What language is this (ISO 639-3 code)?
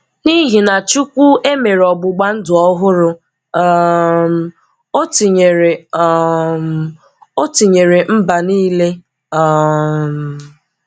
ibo